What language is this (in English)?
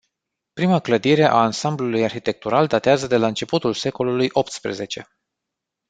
Romanian